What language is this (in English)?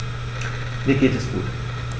German